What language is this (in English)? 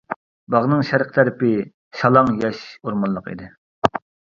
Uyghur